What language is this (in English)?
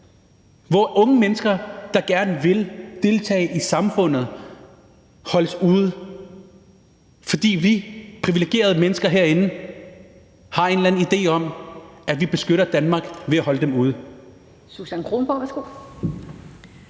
Danish